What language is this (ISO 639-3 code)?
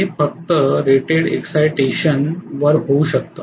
mar